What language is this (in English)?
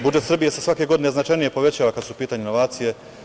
Serbian